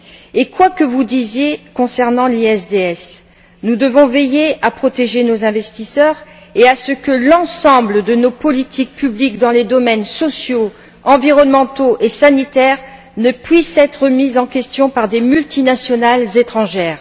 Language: French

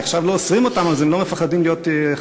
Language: Hebrew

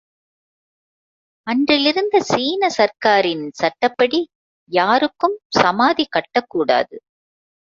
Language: Tamil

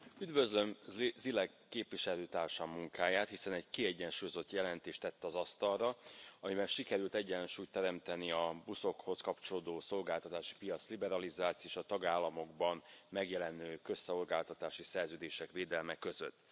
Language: Hungarian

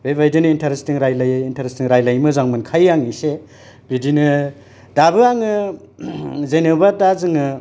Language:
Bodo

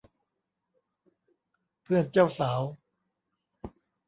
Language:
Thai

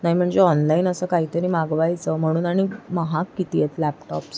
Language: Marathi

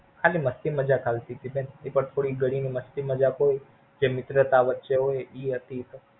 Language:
Gujarati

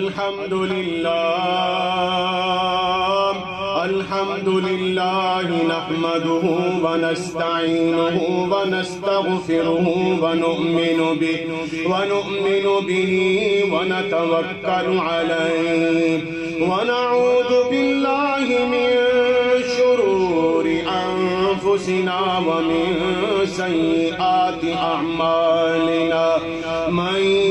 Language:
Arabic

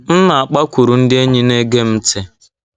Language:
Igbo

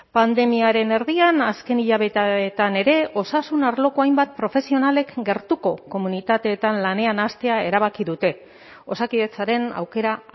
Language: Basque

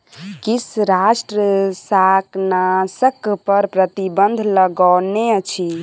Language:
Maithili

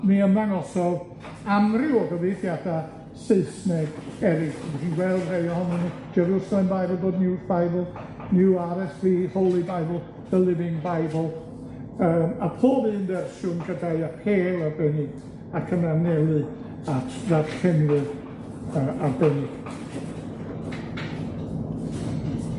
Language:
Welsh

